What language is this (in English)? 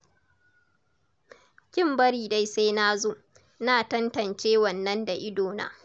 Hausa